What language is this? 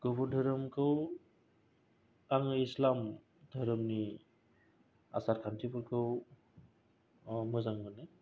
Bodo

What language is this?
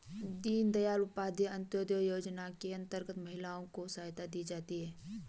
Hindi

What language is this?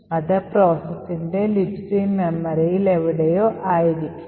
Malayalam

